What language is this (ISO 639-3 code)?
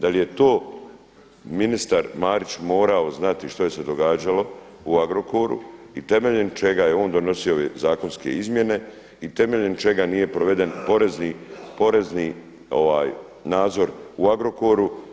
hrv